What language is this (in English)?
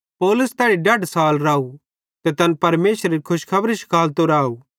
Bhadrawahi